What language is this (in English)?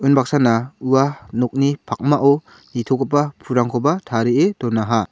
Garo